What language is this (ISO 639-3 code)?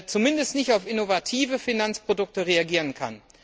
deu